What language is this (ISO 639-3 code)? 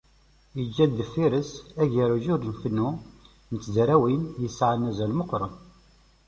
kab